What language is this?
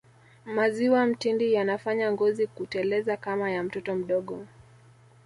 Swahili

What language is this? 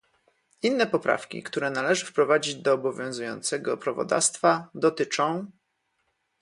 Polish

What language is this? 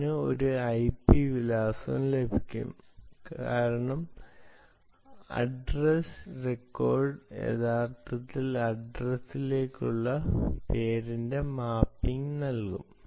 Malayalam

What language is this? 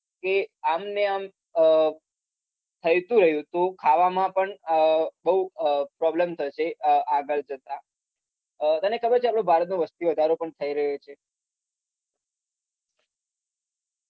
Gujarati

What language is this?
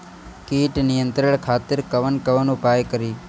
Bhojpuri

